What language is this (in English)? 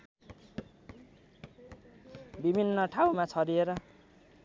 Nepali